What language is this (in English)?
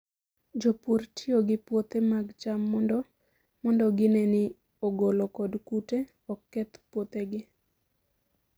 Luo (Kenya and Tanzania)